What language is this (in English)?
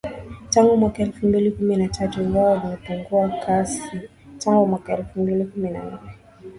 Swahili